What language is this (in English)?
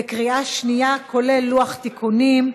Hebrew